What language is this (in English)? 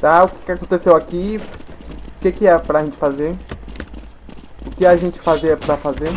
Portuguese